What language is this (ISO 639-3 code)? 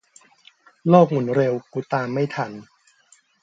tha